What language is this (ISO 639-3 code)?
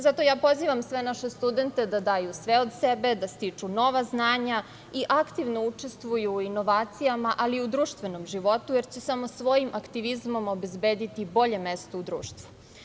srp